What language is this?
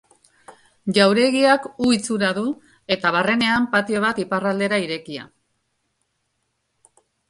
Basque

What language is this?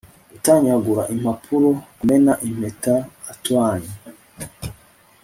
Kinyarwanda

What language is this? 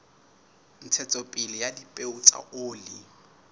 Southern Sotho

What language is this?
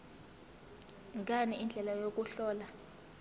Zulu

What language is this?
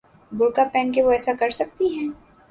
Urdu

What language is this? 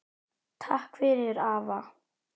Icelandic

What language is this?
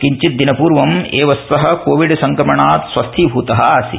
Sanskrit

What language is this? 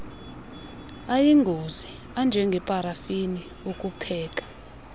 Xhosa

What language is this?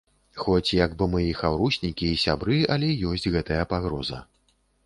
Belarusian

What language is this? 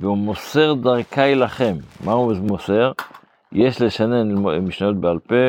Hebrew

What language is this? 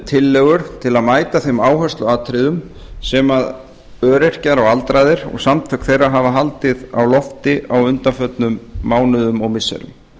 Icelandic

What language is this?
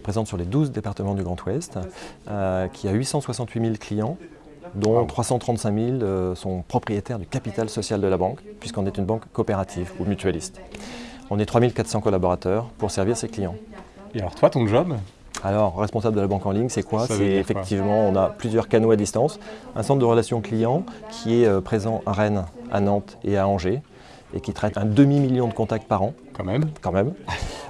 French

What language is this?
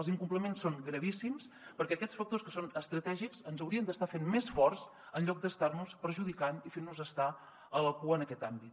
Catalan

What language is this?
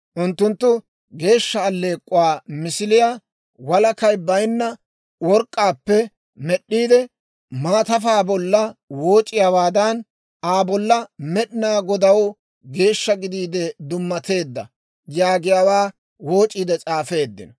Dawro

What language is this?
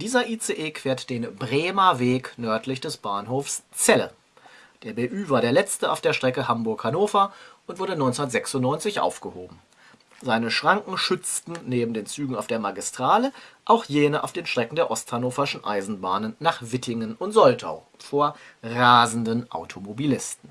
German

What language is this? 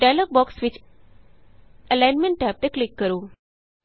Punjabi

